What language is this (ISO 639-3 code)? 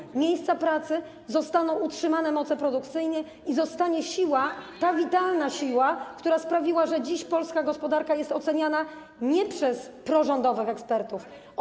pol